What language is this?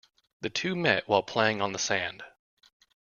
English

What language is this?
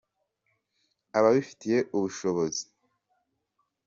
Kinyarwanda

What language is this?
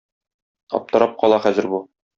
Tatar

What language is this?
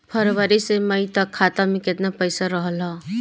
Bhojpuri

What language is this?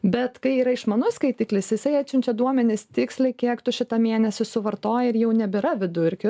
Lithuanian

